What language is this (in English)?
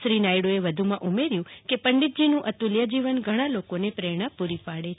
Gujarati